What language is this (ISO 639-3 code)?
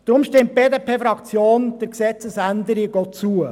gsw